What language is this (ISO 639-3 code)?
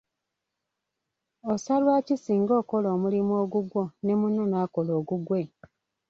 lug